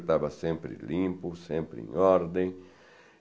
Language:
Portuguese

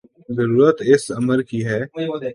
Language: Urdu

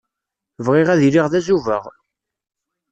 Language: Kabyle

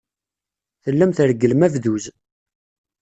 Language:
Kabyle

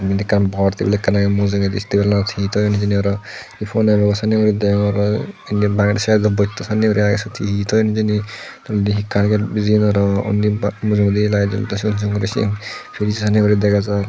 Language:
Chakma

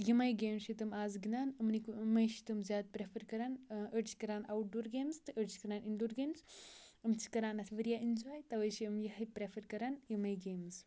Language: Kashmiri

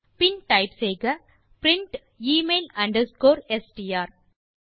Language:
Tamil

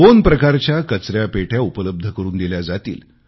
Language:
Marathi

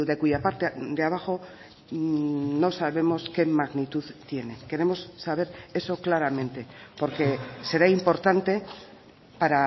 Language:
Spanish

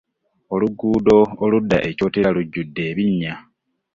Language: Ganda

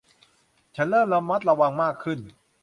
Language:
Thai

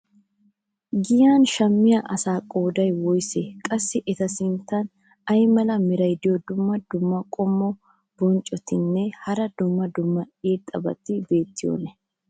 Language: Wolaytta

